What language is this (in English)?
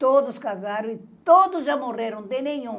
Portuguese